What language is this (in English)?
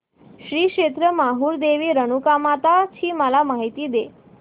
Marathi